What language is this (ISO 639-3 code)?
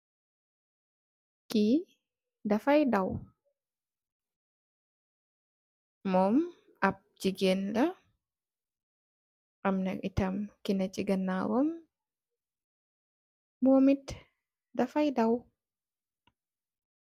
wol